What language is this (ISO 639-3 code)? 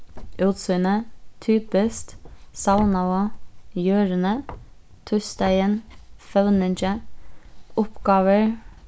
fao